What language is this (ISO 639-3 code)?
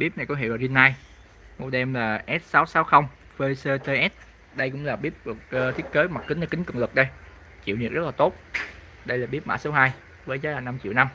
vie